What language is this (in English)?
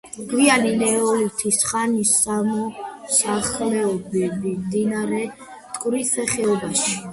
Georgian